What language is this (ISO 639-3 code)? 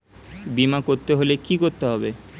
ben